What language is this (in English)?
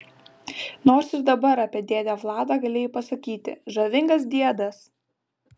Lithuanian